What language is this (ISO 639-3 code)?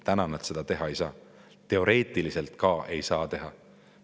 est